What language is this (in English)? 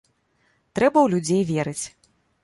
Belarusian